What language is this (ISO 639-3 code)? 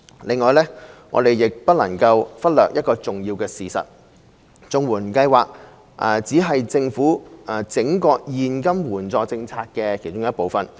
yue